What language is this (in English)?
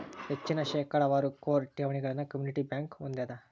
Kannada